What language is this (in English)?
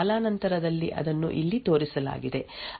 Kannada